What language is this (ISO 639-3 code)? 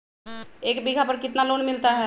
mag